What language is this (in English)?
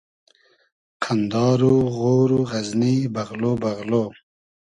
Hazaragi